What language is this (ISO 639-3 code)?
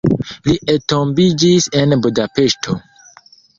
epo